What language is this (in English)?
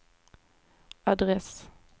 Swedish